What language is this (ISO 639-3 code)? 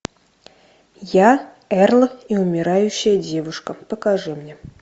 rus